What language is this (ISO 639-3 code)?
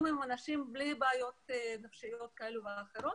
heb